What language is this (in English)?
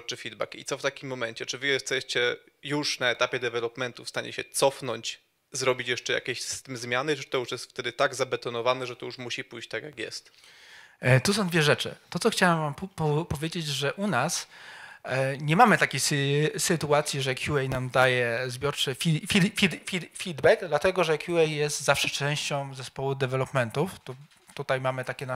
Polish